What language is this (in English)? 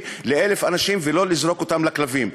Hebrew